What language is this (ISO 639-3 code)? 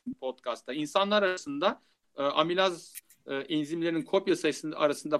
tur